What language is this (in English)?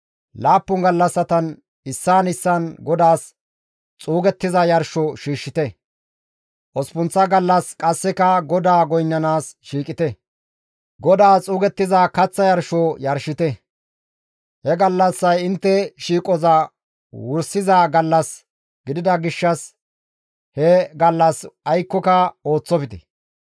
Gamo